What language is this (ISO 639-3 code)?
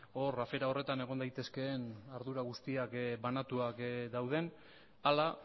eus